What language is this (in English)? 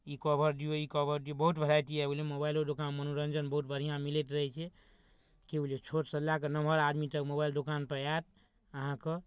Maithili